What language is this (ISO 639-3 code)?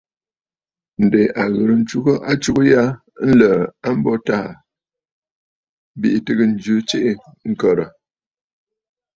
bfd